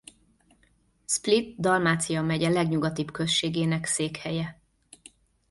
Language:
Hungarian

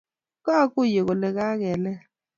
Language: Kalenjin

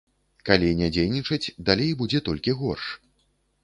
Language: Belarusian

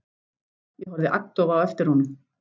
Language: Icelandic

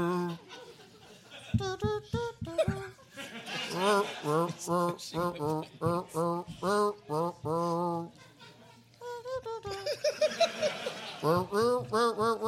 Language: English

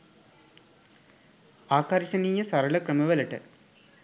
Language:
Sinhala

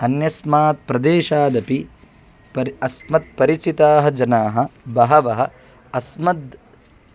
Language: Sanskrit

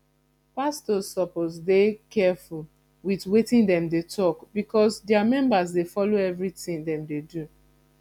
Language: Nigerian Pidgin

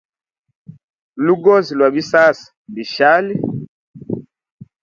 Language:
Hemba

